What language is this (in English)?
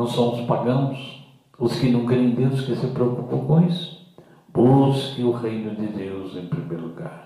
Portuguese